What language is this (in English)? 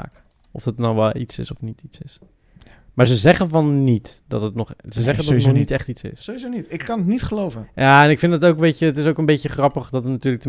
Dutch